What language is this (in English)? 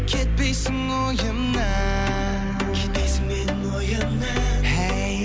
Kazakh